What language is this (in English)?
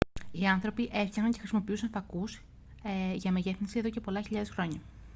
Greek